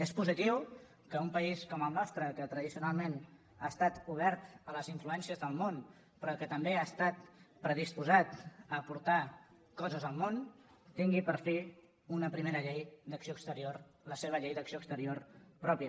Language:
Catalan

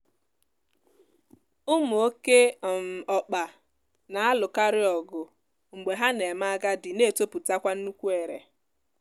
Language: Igbo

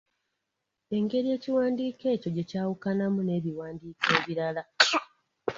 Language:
Ganda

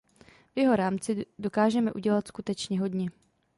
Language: Czech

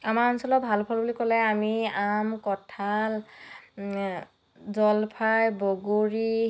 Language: Assamese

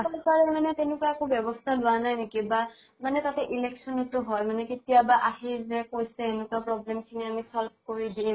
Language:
Assamese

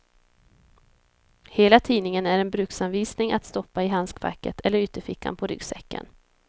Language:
Swedish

